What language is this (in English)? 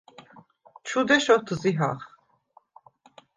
Svan